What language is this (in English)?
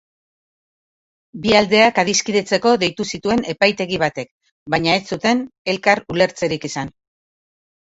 Basque